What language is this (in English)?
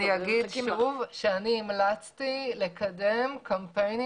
Hebrew